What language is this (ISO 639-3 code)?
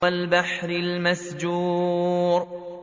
ara